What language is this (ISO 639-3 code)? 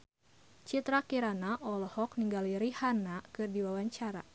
sun